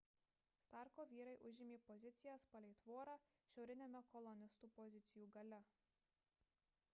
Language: Lithuanian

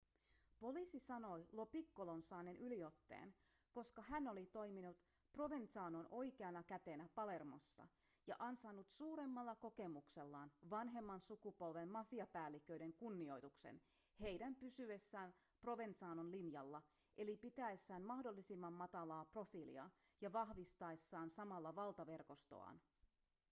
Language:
Finnish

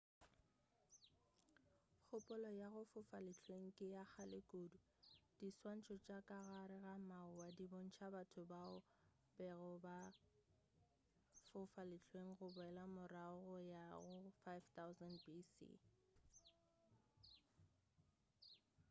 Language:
Northern Sotho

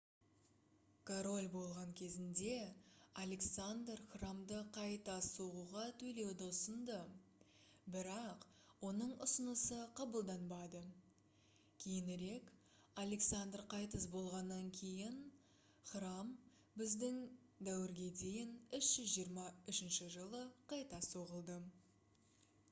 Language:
Kazakh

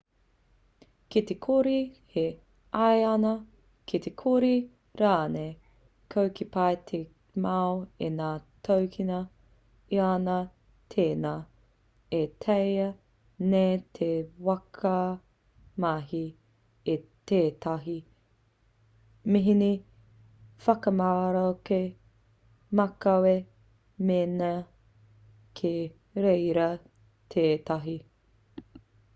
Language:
Māori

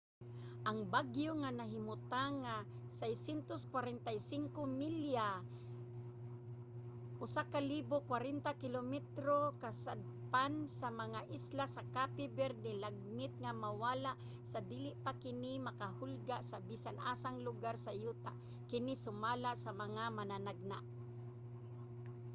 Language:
Cebuano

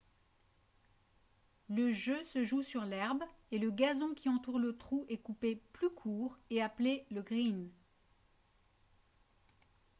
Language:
French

